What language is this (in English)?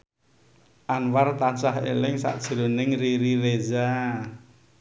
Javanese